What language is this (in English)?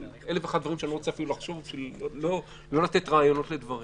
Hebrew